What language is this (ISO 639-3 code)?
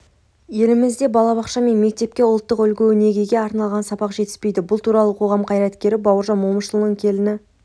kaz